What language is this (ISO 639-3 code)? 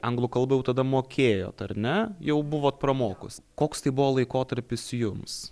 lit